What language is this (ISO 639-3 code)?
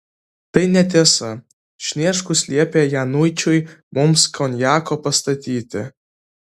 lit